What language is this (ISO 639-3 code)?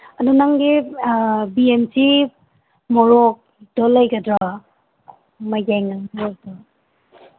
mni